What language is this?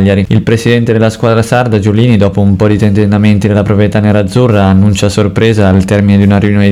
Italian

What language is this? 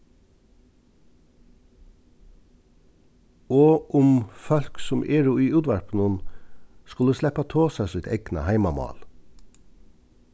Faroese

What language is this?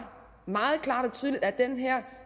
Danish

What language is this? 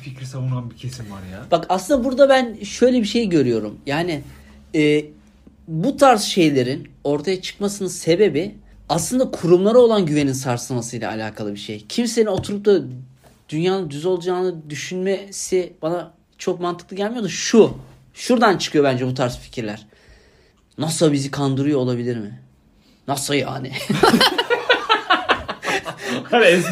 Turkish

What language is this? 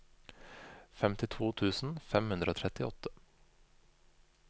Norwegian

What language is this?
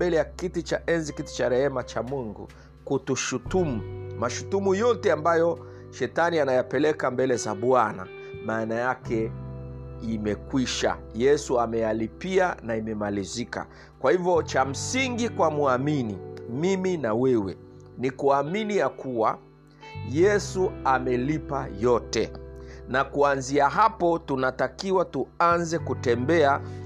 Swahili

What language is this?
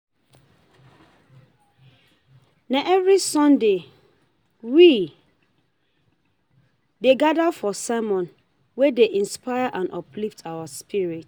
Nigerian Pidgin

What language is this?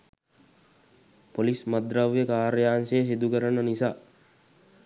Sinhala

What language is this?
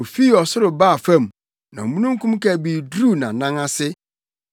Akan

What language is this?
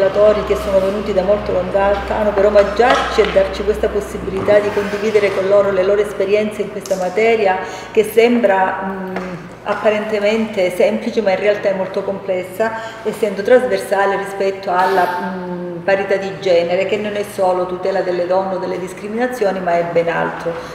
Italian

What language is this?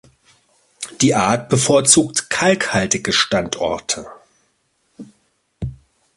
German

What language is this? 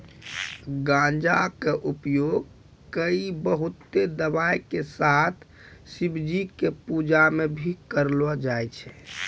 Maithili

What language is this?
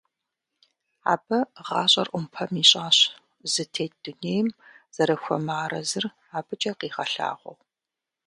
Kabardian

